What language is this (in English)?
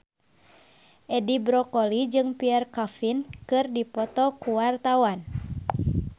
Sundanese